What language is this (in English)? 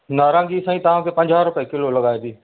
Sindhi